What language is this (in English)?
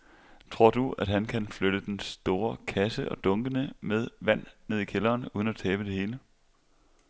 Danish